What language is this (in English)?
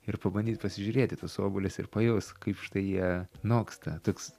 Lithuanian